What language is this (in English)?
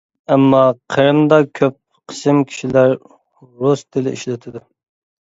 Uyghur